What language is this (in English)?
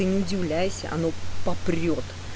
Russian